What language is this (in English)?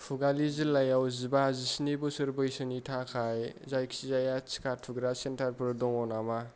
Bodo